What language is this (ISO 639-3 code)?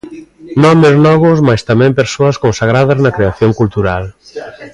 glg